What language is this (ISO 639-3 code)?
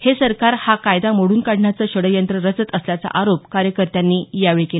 mar